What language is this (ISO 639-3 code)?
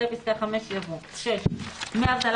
heb